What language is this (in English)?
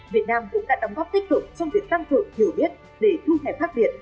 Vietnamese